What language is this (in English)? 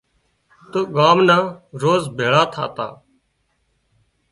Wadiyara Koli